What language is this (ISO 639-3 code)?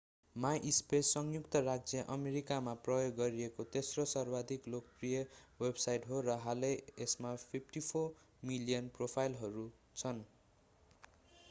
nep